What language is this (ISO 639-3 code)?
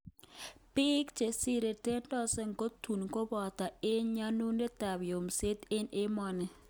kln